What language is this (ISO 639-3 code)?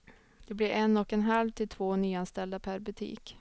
swe